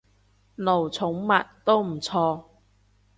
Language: Cantonese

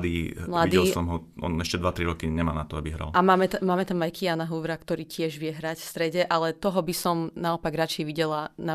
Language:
Slovak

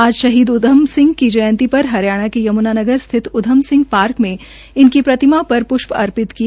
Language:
Hindi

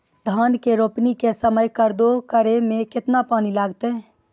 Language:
Maithili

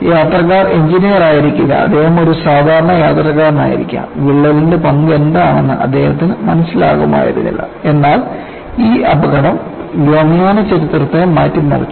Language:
Malayalam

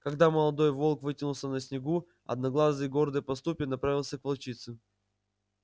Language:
Russian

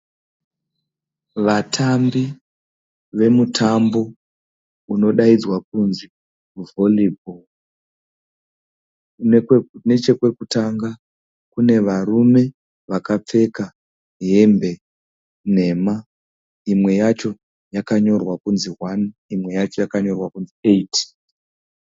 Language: Shona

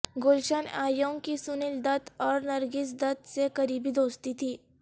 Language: Urdu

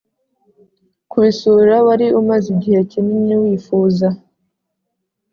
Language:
Kinyarwanda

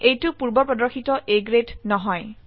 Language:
Assamese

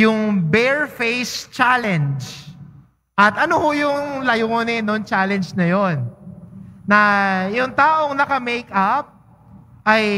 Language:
Filipino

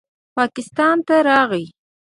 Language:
Pashto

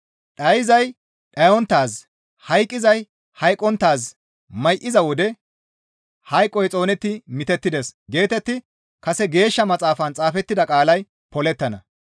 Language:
Gamo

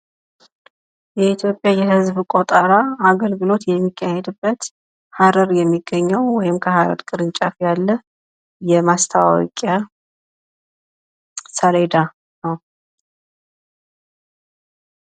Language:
Amharic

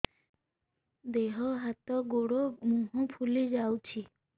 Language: Odia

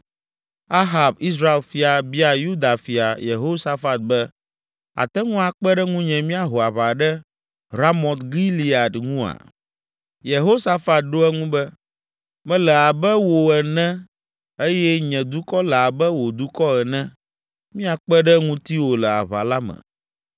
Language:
Ewe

